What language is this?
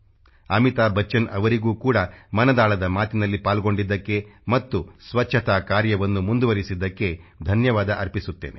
Kannada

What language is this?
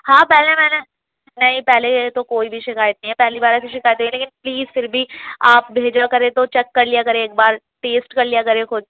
Urdu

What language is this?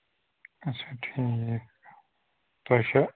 Kashmiri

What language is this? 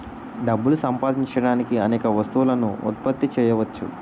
Telugu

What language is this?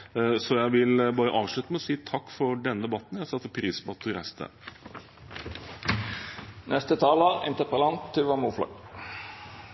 Norwegian Bokmål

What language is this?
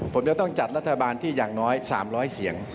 Thai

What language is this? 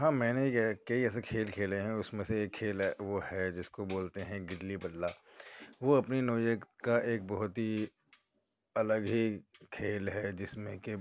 Urdu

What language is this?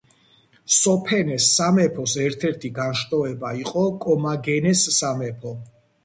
Georgian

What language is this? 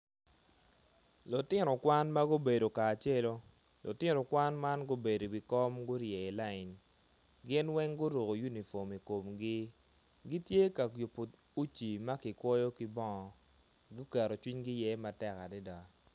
Acoli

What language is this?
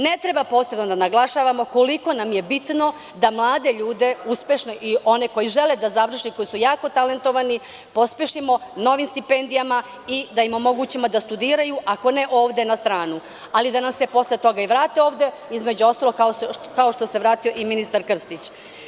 Serbian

